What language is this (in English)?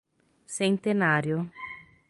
Portuguese